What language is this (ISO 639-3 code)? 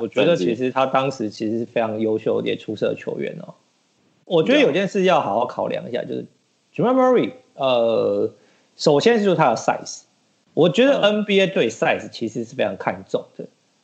zho